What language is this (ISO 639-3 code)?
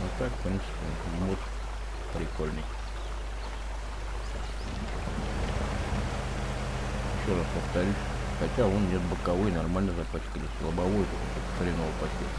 rus